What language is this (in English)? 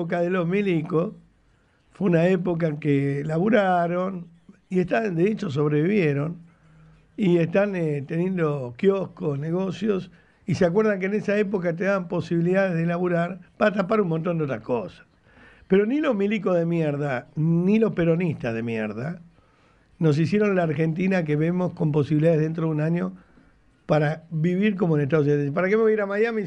Spanish